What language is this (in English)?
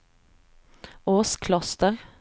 Swedish